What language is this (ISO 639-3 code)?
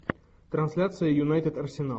rus